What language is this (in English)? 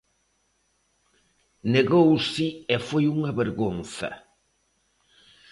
Galician